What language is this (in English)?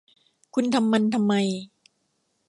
Thai